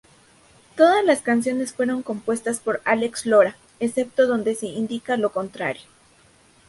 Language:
Spanish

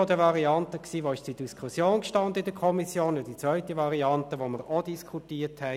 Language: Swiss German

